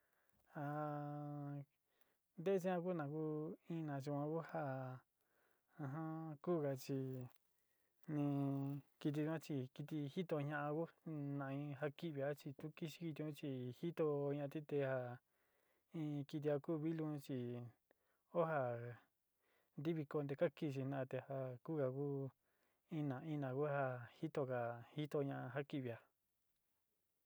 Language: Sinicahua Mixtec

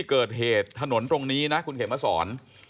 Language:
Thai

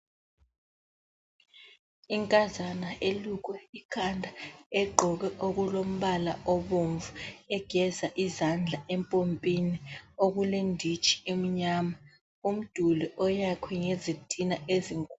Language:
North Ndebele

